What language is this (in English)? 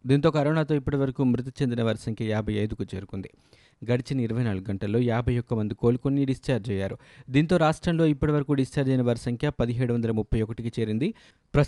Telugu